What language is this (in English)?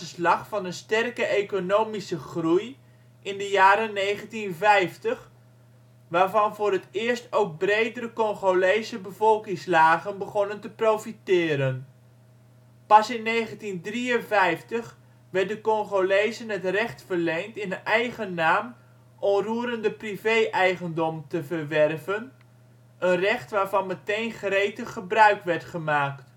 Dutch